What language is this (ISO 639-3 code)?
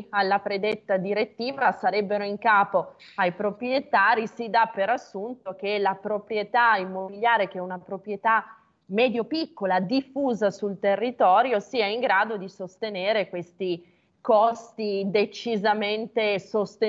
ita